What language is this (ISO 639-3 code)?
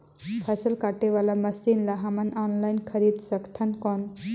hne